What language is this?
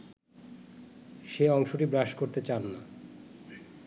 Bangla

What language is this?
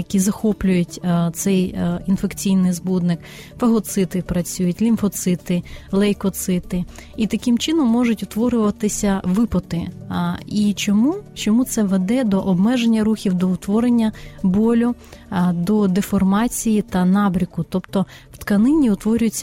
Ukrainian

